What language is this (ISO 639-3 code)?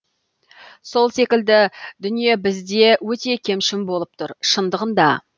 kaz